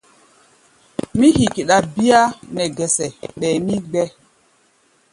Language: Gbaya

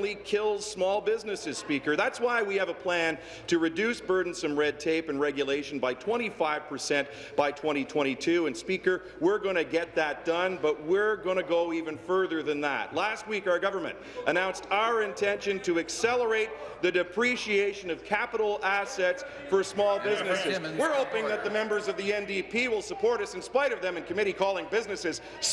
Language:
English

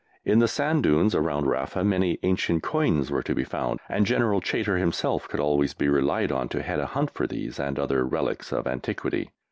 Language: English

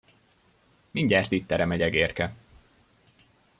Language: Hungarian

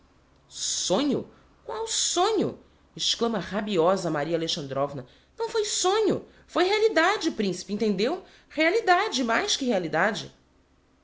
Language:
Portuguese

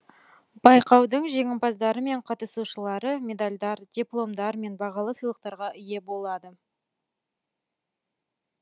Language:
Kazakh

